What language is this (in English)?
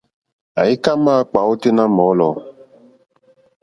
Mokpwe